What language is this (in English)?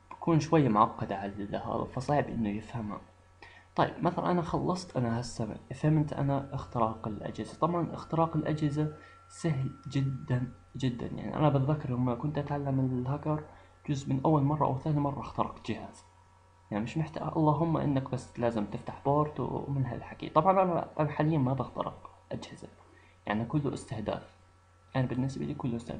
Arabic